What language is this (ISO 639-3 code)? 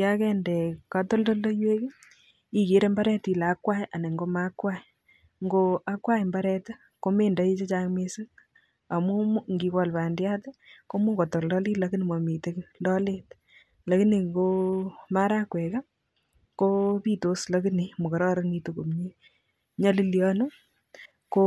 kln